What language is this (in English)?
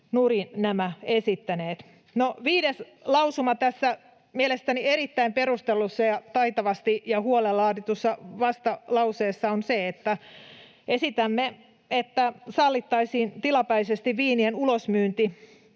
Finnish